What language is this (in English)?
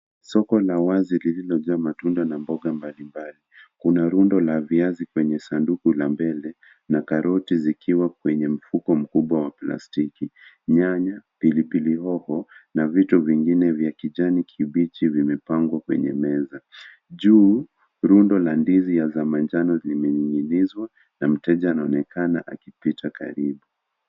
Swahili